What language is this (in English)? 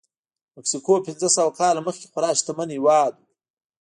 Pashto